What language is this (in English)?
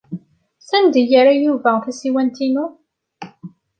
Kabyle